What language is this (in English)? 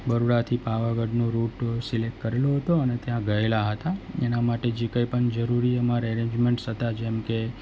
Gujarati